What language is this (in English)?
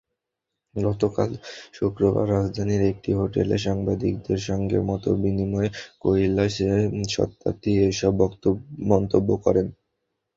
Bangla